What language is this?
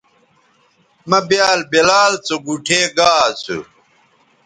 Bateri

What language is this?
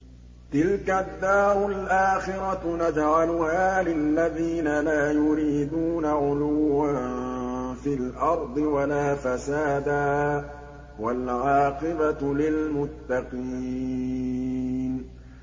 Arabic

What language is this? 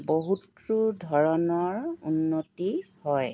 Assamese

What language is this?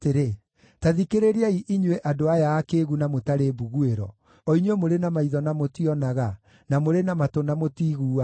Kikuyu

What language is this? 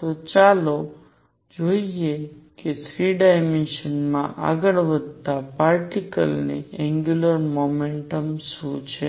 Gujarati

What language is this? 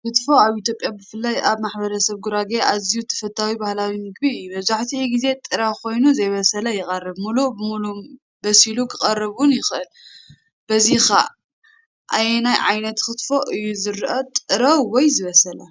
Tigrinya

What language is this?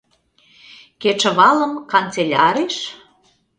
Mari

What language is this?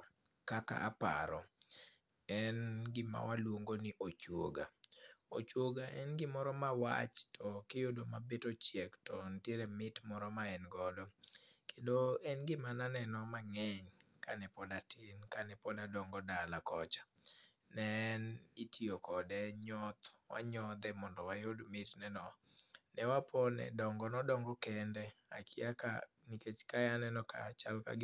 Luo (Kenya and Tanzania)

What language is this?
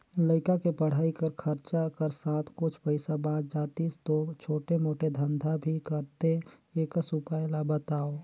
Chhattisgarhi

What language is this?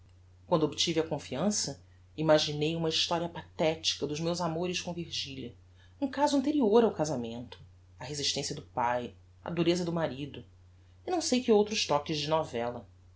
Portuguese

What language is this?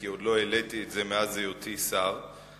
Hebrew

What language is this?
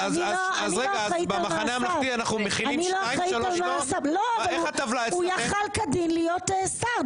Hebrew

